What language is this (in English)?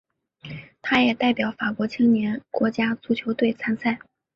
Chinese